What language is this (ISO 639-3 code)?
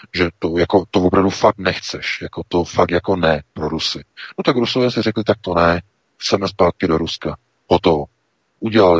ces